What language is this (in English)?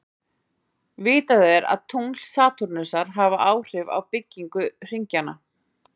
Icelandic